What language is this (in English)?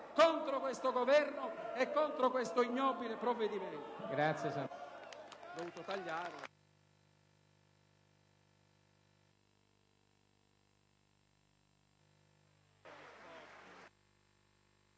Italian